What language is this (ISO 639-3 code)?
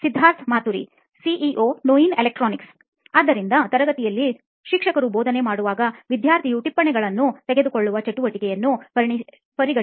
kan